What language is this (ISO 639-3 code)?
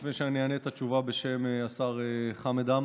heb